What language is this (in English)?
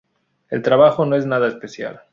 Spanish